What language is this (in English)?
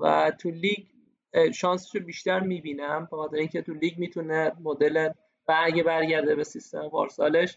Persian